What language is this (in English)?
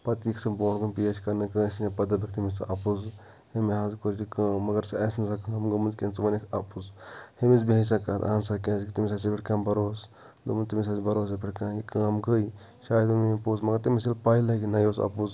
Kashmiri